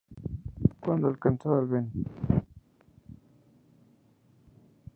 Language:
Spanish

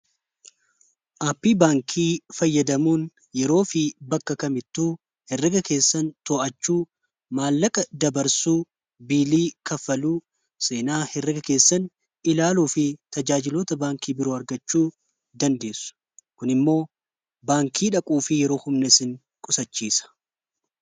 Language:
Oromo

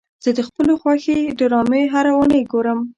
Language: Pashto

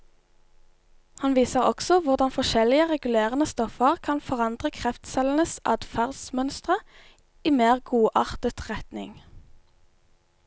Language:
Norwegian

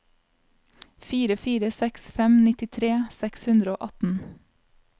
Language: Norwegian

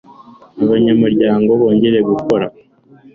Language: Kinyarwanda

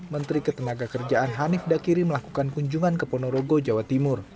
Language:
Indonesian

